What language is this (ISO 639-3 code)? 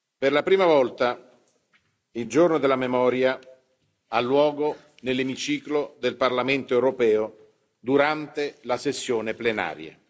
ita